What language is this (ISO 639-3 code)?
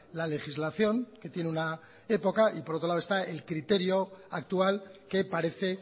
spa